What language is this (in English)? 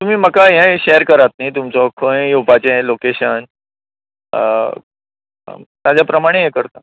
Konkani